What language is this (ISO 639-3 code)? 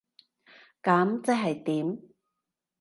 yue